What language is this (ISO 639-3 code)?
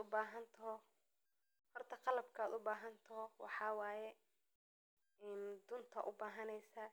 som